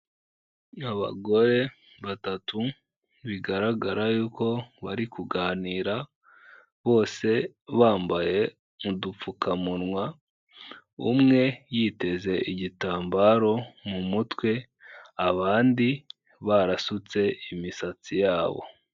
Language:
Kinyarwanda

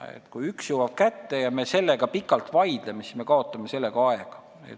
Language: Estonian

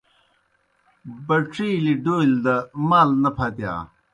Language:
Kohistani Shina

